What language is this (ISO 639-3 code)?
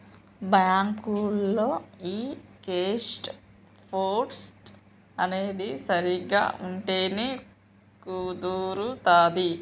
tel